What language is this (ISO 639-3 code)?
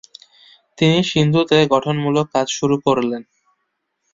ben